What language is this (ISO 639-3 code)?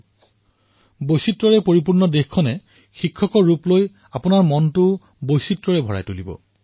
asm